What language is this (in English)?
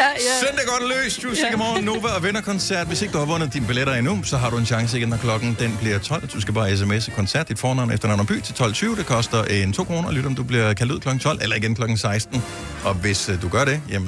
Danish